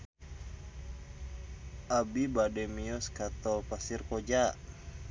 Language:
Sundanese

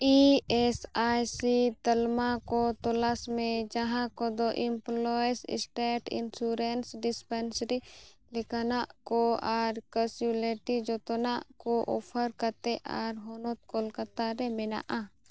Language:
Santali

